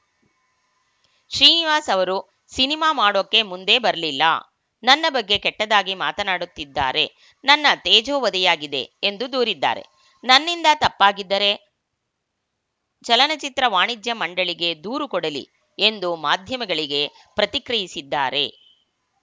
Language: Kannada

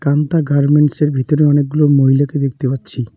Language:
Bangla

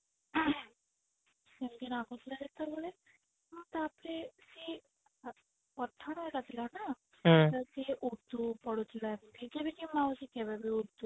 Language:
Odia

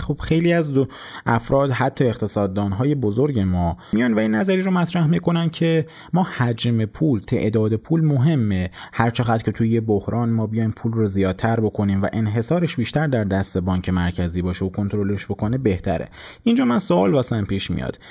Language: Persian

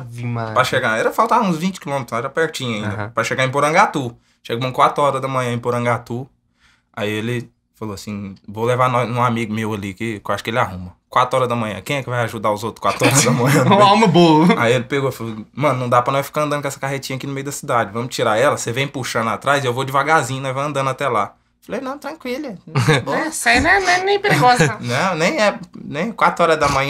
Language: Portuguese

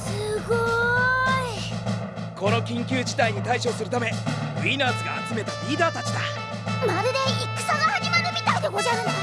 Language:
Japanese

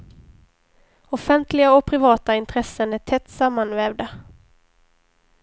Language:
Swedish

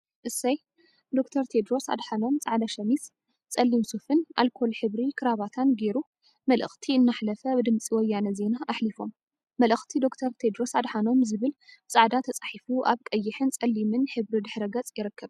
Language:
Tigrinya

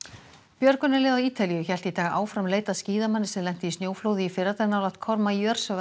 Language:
Icelandic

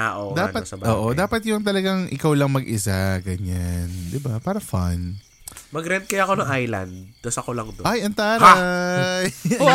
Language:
Filipino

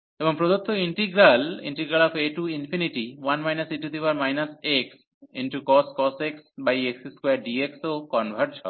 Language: Bangla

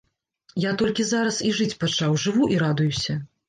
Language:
Belarusian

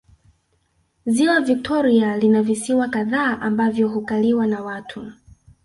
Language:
Swahili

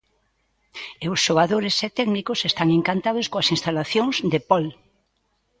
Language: Galician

